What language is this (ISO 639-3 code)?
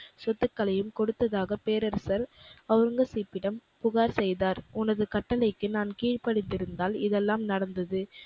tam